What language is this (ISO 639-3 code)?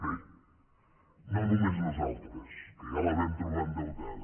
cat